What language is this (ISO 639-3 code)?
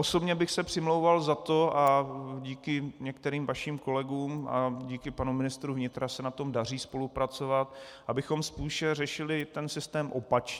ces